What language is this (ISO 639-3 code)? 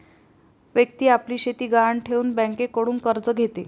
mar